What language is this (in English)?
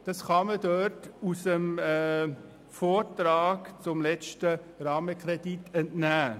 Swiss German